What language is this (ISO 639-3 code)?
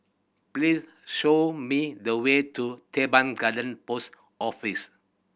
eng